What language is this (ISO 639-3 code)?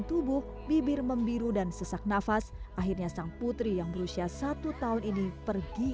ind